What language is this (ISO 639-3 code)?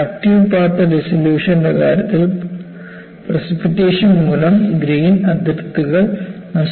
mal